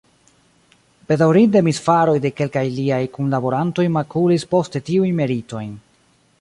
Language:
Esperanto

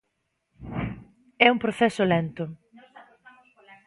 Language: Galician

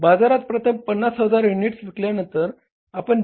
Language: Marathi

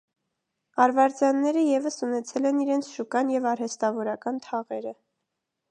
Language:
Armenian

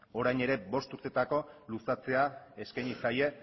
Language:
Basque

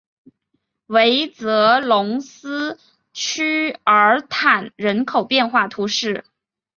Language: Chinese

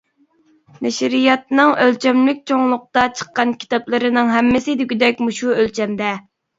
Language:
Uyghur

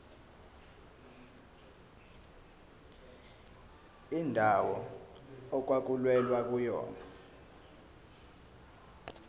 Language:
Zulu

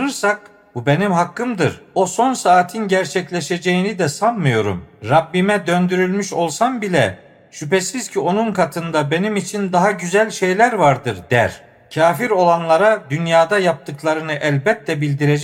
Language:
Turkish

